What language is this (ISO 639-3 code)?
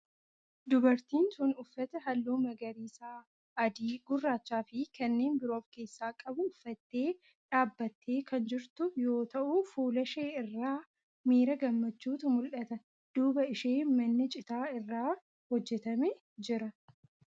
orm